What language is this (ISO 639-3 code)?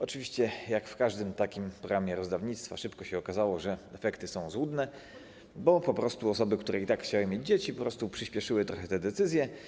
pol